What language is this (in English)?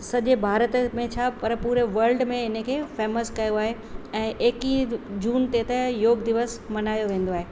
Sindhi